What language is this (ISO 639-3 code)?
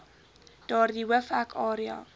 afr